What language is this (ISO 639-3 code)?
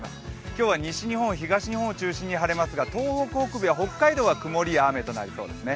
jpn